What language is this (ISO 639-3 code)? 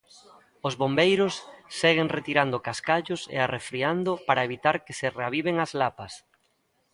glg